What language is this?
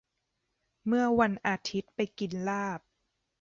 Thai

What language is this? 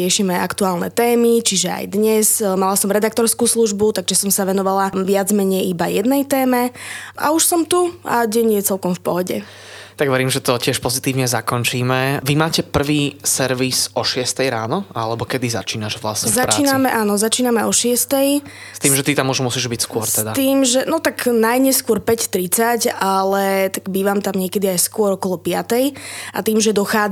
Slovak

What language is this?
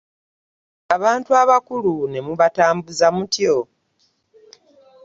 Ganda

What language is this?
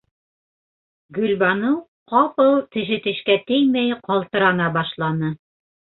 Bashkir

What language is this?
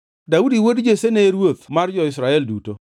Luo (Kenya and Tanzania)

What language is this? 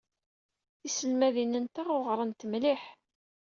Kabyle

